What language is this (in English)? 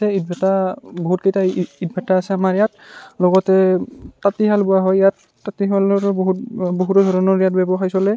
Assamese